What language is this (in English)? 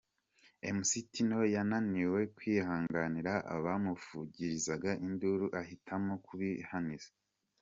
Kinyarwanda